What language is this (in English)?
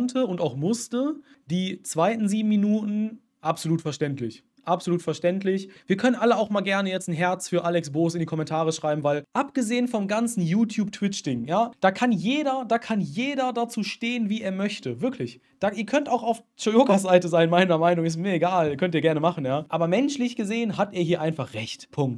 German